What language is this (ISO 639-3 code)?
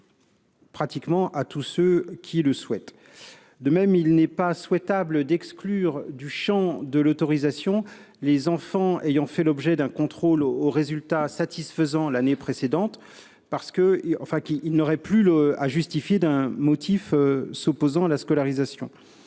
fra